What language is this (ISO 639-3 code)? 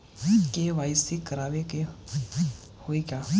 bho